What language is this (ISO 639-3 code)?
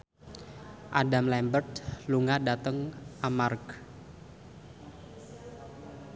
jav